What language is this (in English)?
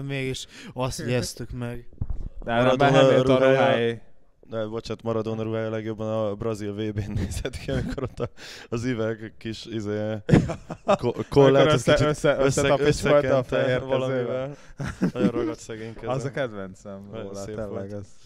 Hungarian